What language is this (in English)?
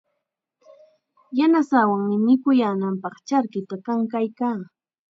Chiquián Ancash Quechua